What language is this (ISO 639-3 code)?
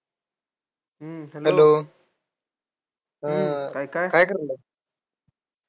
mar